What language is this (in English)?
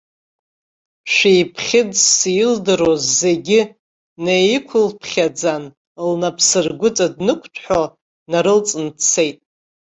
Abkhazian